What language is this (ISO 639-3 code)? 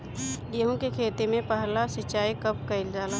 bho